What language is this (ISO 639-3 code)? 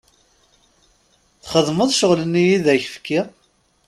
kab